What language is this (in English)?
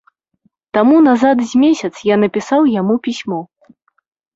Belarusian